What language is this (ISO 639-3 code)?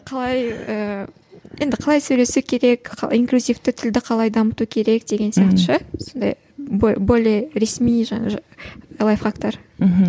kaz